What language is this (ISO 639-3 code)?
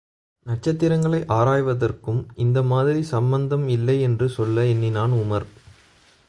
tam